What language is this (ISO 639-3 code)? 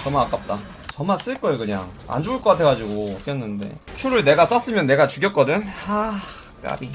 kor